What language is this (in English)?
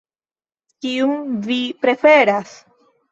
Esperanto